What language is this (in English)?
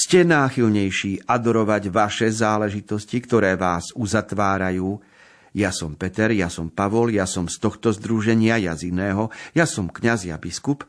Slovak